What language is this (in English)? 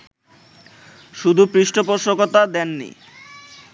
Bangla